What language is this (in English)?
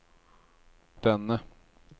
Swedish